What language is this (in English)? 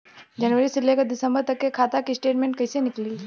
Bhojpuri